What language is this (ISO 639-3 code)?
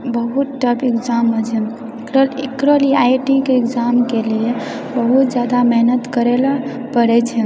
mai